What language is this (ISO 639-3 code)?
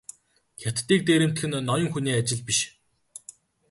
mon